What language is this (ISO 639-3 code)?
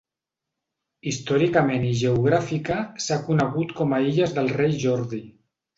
cat